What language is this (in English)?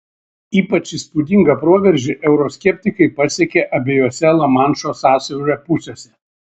Lithuanian